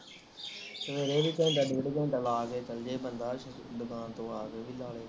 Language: Punjabi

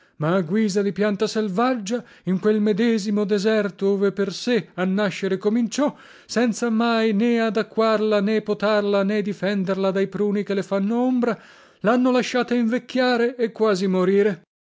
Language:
Italian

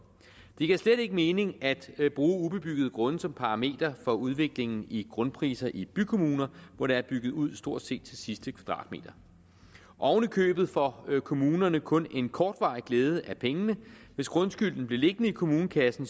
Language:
Danish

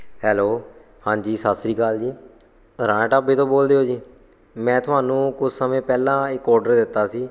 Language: Punjabi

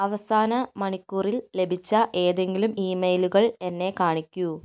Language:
Malayalam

